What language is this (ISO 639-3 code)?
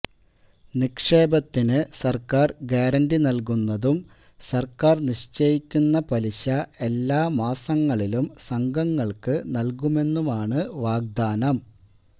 mal